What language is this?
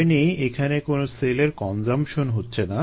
Bangla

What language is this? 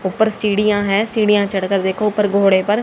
Hindi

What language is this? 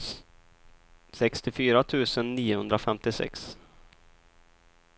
Swedish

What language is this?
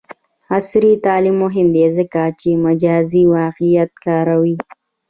Pashto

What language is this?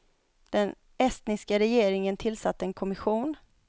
Swedish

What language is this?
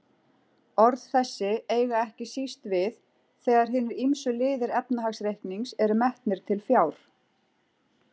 Icelandic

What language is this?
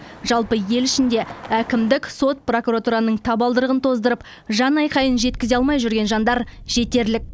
Kazakh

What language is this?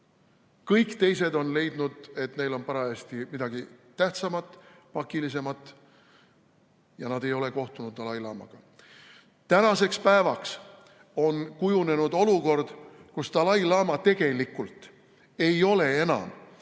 Estonian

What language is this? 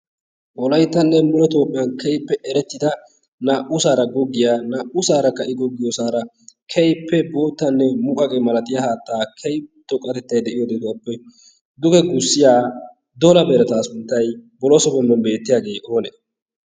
Wolaytta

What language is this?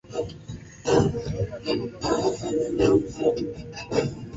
Swahili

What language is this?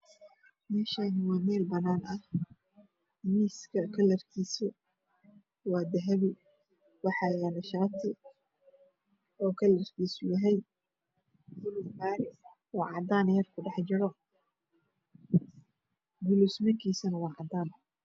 Somali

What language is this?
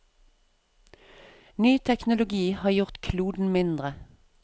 Norwegian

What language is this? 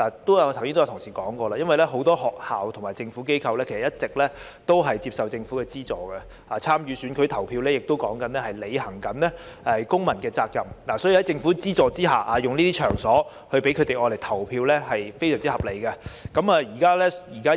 Cantonese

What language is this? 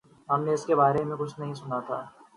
Urdu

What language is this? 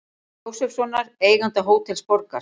Icelandic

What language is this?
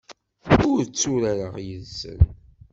Kabyle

